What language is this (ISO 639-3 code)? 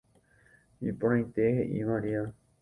grn